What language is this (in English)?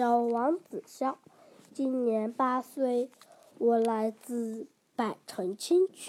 Chinese